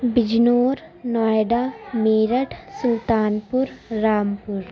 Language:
Urdu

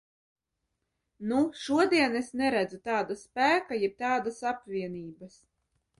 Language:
Latvian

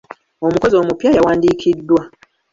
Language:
Ganda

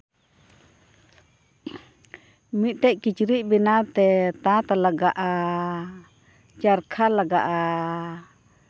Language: Santali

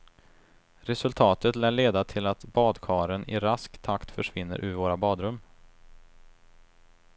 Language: Swedish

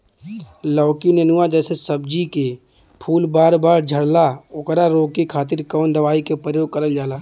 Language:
Bhojpuri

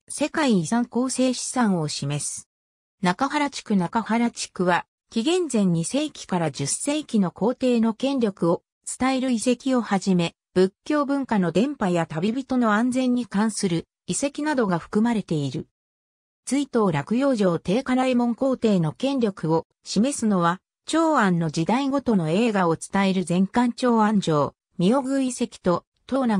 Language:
Japanese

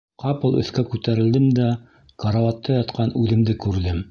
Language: Bashkir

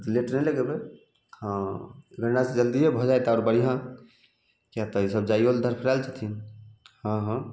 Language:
Maithili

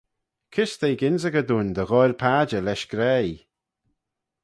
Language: Manx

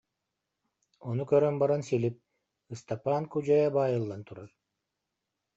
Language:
Yakut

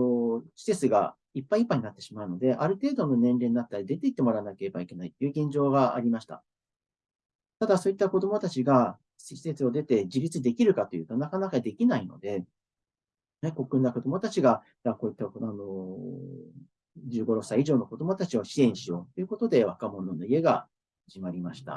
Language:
Japanese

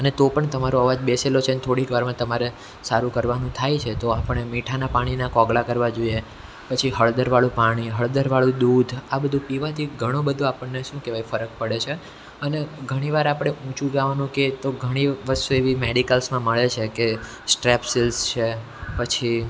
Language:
Gujarati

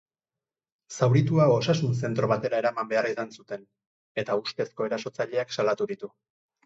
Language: Basque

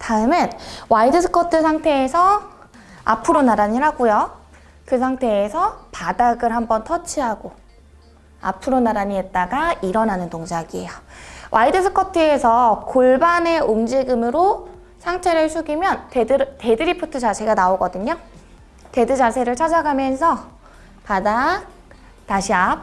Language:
Korean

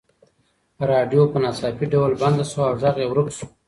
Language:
Pashto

